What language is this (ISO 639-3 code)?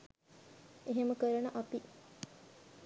sin